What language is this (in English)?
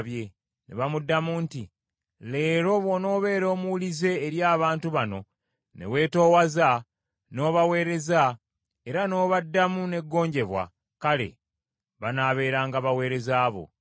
Ganda